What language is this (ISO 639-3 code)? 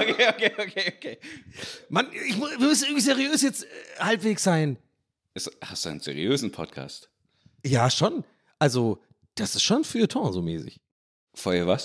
deu